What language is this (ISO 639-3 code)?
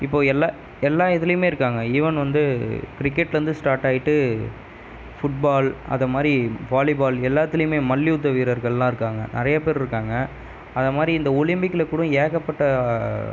tam